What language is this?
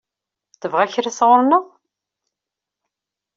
Kabyle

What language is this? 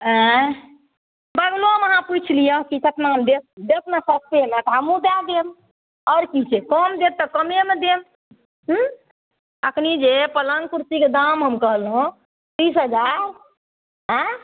Maithili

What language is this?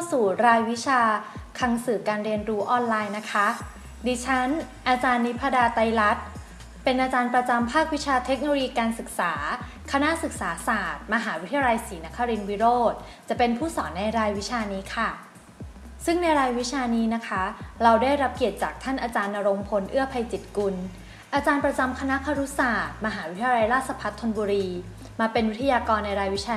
Thai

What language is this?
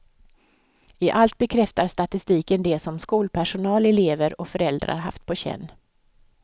Swedish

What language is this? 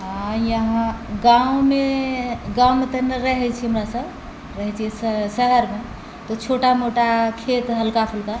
Maithili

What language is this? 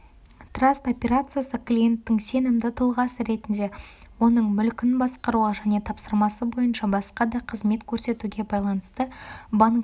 Kazakh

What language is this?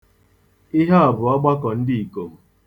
Igbo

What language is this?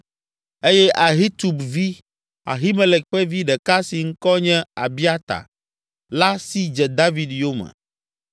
Ewe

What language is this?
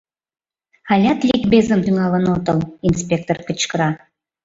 Mari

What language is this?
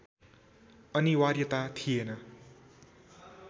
Nepali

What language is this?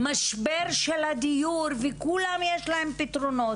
Hebrew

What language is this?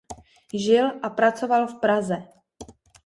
Czech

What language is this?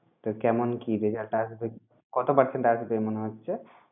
Bangla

